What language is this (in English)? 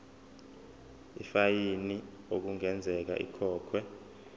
Zulu